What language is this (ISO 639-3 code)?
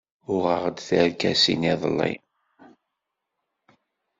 kab